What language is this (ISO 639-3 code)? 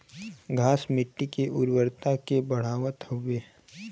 bho